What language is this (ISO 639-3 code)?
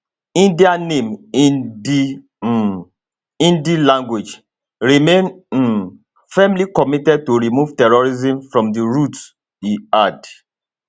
pcm